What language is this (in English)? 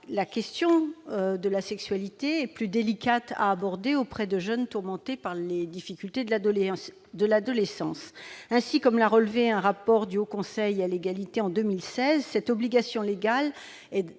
French